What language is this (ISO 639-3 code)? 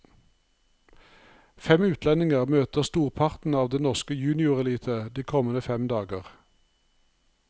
nor